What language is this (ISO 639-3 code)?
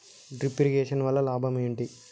tel